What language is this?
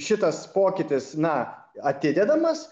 Lithuanian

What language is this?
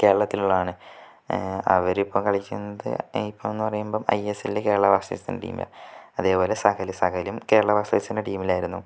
Malayalam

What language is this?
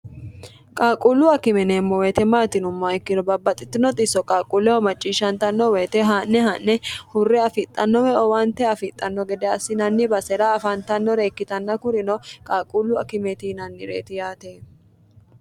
Sidamo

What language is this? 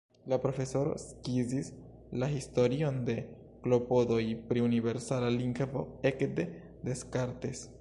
Esperanto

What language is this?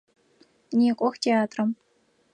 Adyghe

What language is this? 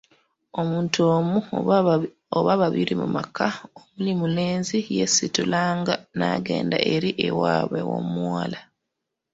Ganda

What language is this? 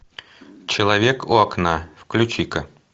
Russian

